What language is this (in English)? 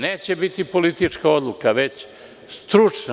Serbian